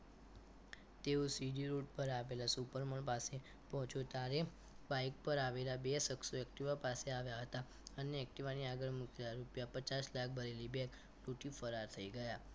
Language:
Gujarati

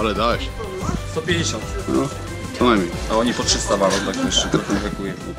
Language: Polish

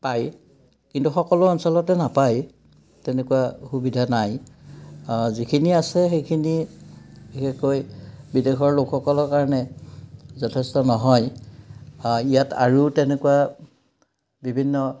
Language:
Assamese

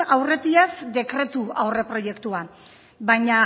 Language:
Basque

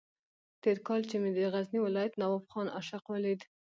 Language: Pashto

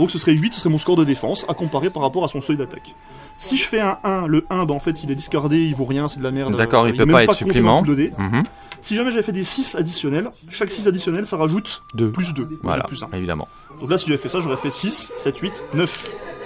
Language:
French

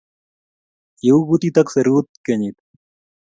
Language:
Kalenjin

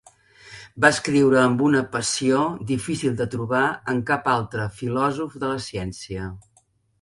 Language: Catalan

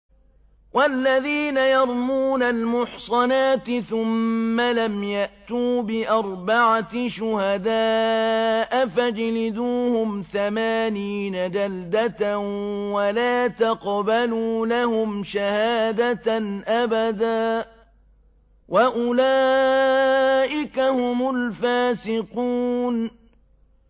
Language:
Arabic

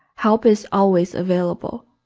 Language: English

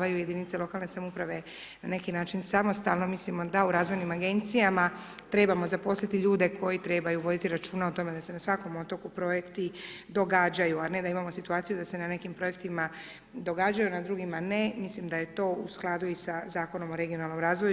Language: Croatian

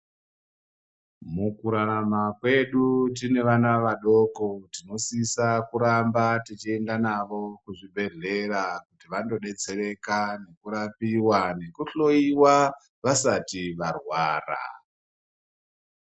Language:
Ndau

